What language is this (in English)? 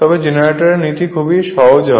Bangla